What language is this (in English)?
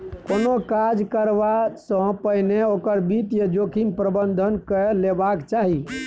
Maithili